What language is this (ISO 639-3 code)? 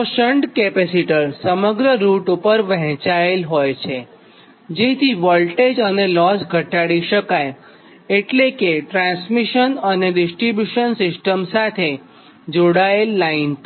guj